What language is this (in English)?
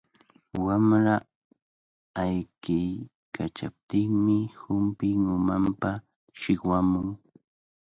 Cajatambo North Lima Quechua